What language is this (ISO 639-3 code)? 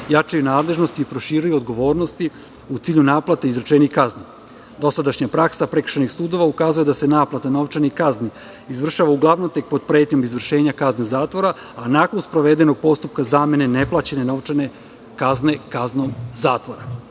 srp